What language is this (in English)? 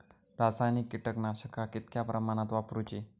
Marathi